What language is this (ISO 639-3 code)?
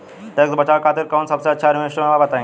bho